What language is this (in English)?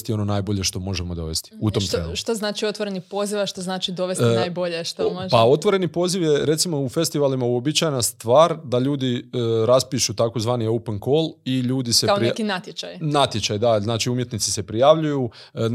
Croatian